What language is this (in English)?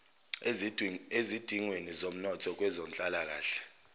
Zulu